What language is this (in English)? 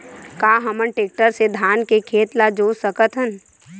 Chhattisgarhi